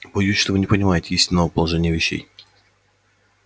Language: Russian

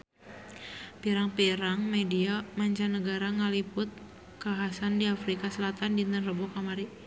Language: Sundanese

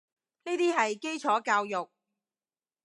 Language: Cantonese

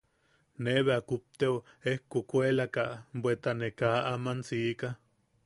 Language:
Yaqui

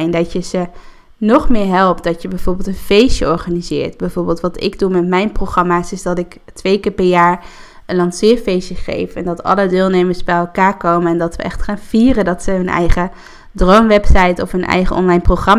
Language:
Dutch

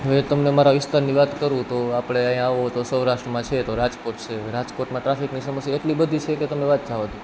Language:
Gujarati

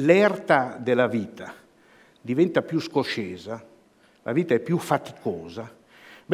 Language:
Italian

